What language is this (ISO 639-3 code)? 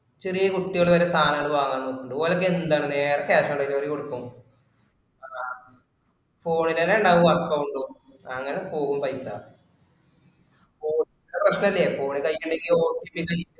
mal